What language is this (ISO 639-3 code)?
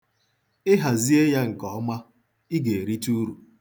ibo